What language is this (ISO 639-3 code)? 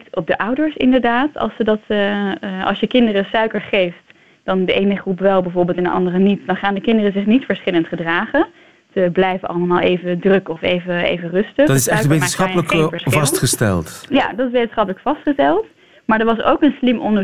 nld